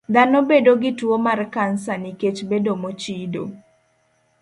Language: Luo (Kenya and Tanzania)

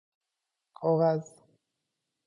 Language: Persian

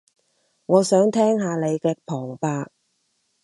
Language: Cantonese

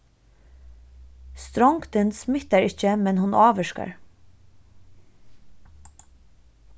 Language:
Faroese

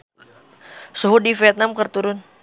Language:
Sundanese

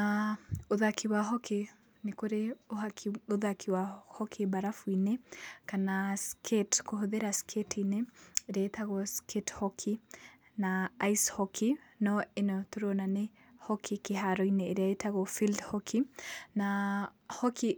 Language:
Kikuyu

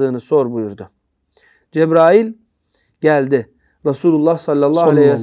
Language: Turkish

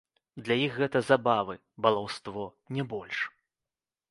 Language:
Belarusian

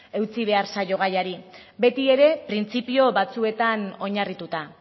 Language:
Basque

